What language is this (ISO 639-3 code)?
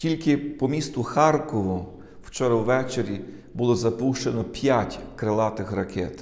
ukr